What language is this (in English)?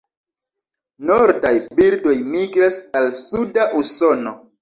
Esperanto